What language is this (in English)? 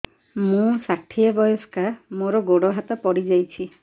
Odia